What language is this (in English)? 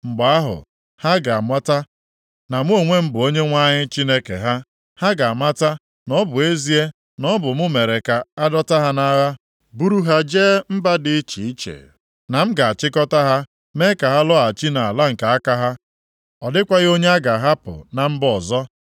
Igbo